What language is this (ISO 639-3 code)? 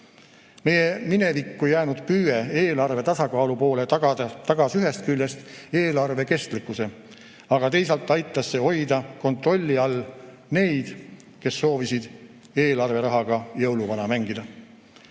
est